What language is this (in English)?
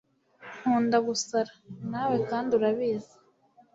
Kinyarwanda